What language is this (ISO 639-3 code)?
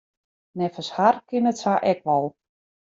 fry